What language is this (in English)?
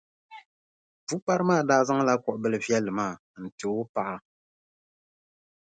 Dagbani